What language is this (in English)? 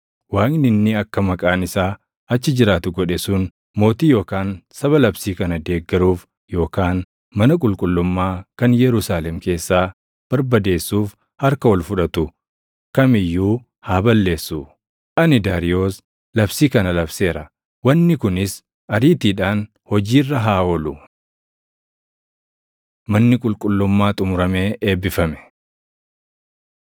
Oromo